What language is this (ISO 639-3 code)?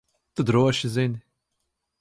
lav